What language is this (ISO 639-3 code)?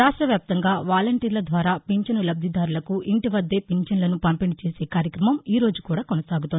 tel